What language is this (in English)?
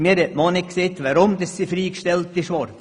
Swiss German